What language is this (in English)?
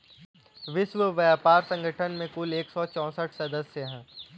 Hindi